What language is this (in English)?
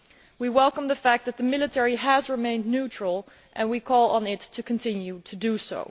English